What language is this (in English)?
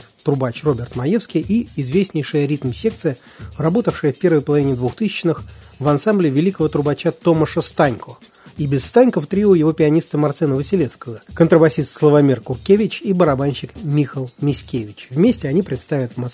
Russian